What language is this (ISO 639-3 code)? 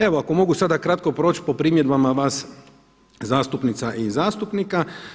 hrv